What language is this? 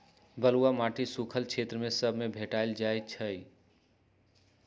Magahi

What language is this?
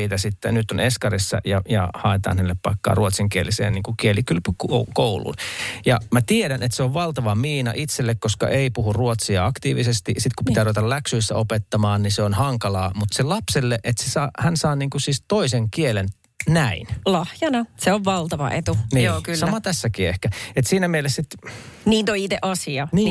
Finnish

